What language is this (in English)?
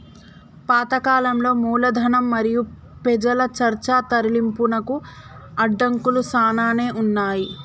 Telugu